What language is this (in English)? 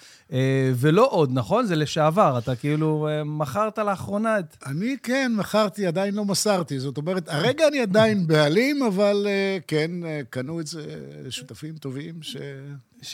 Hebrew